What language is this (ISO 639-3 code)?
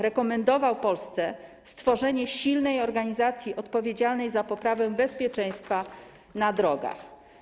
pol